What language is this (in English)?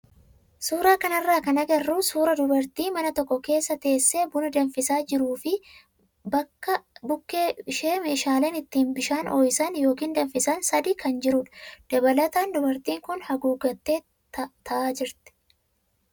Oromo